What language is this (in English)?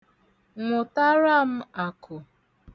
Igbo